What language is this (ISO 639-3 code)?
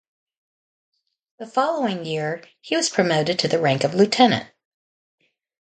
eng